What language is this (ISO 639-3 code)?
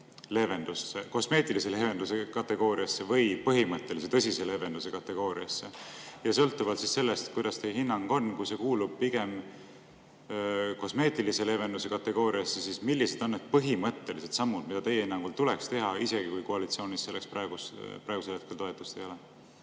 est